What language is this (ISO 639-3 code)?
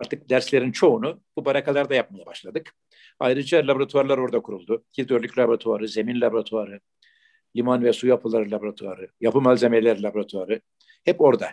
tur